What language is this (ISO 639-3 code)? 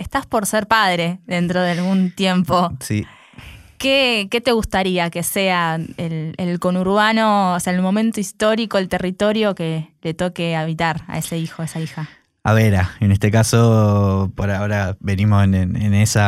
spa